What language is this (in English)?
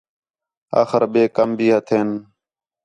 Khetrani